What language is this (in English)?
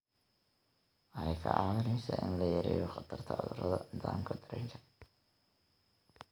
Somali